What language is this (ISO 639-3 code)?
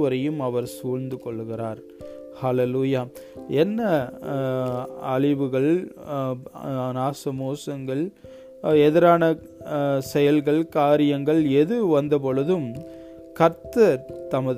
tam